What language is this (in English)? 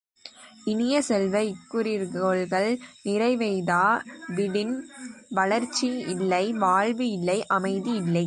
Tamil